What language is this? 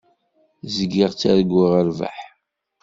Kabyle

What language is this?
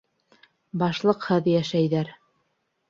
Bashkir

